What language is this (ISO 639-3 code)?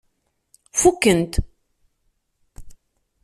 kab